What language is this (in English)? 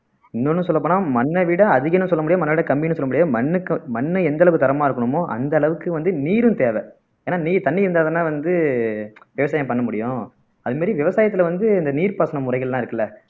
Tamil